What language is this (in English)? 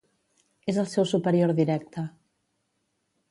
Catalan